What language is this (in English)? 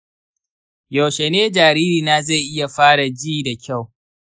Hausa